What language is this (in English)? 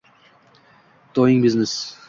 Uzbek